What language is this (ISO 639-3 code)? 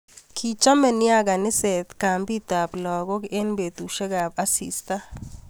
kln